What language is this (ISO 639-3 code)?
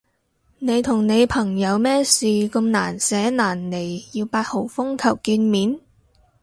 yue